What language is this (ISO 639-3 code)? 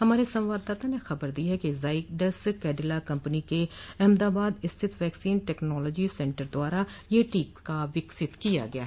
hin